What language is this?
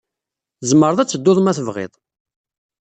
Kabyle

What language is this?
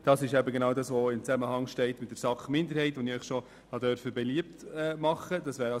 Swiss German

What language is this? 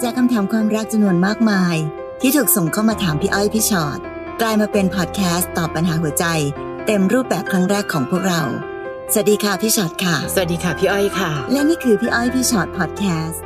Thai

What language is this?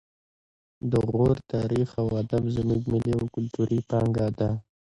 Pashto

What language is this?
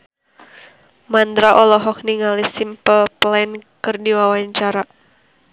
Sundanese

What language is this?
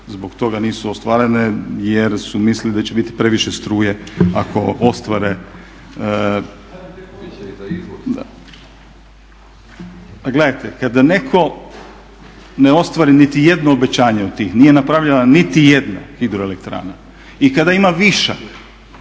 Croatian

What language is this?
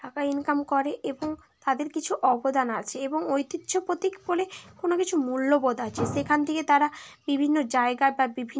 Bangla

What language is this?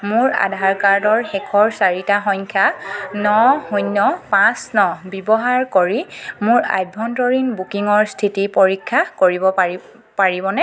Assamese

